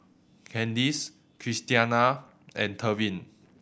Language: English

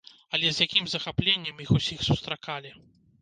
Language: Belarusian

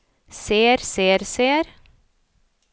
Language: Norwegian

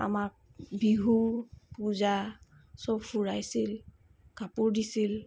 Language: Assamese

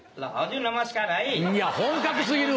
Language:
Japanese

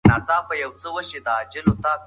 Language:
Pashto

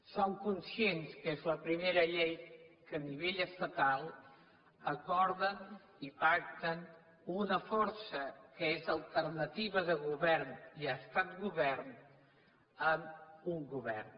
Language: Catalan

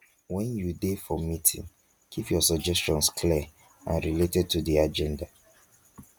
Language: Nigerian Pidgin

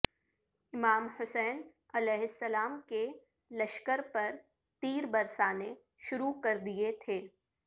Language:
Urdu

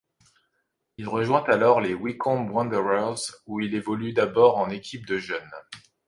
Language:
French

